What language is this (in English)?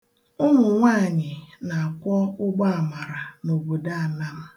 Igbo